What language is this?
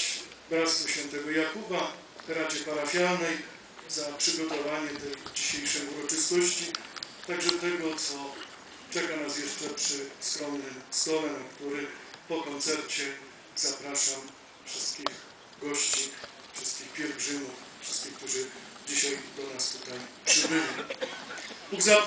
Polish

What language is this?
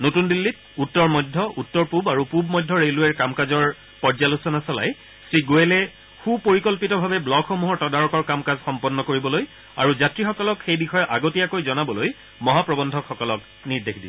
Assamese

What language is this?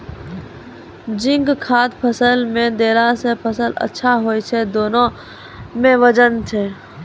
Maithili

